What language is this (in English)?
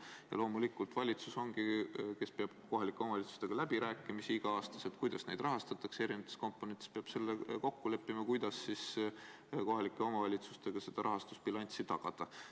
Estonian